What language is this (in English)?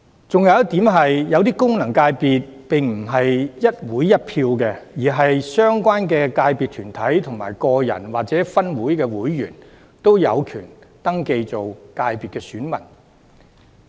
Cantonese